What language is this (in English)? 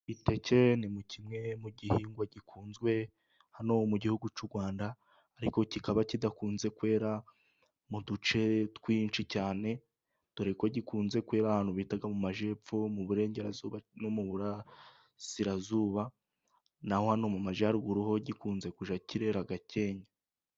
Kinyarwanda